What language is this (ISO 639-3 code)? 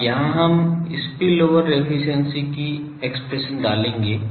hin